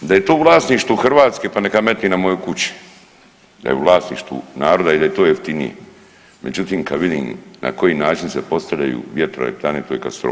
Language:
Croatian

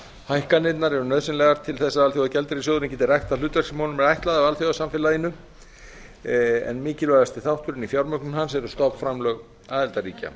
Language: Icelandic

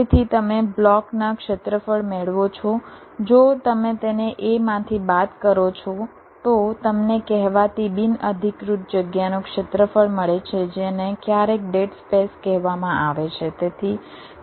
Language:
Gujarati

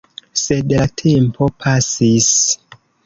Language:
Esperanto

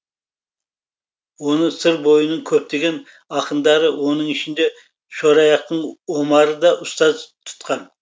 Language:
Kazakh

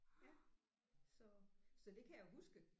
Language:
Danish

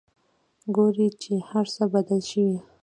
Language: Pashto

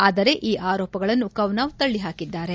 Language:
Kannada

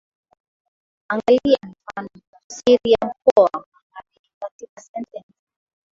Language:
Swahili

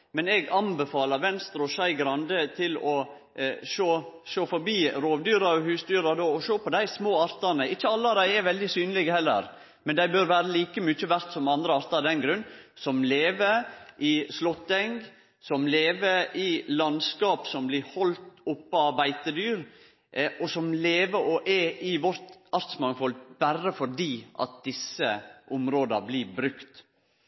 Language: Norwegian Nynorsk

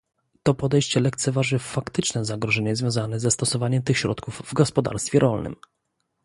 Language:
Polish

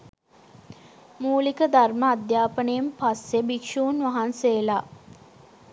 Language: Sinhala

